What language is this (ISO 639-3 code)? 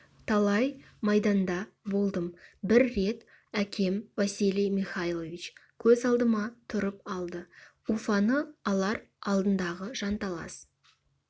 kaz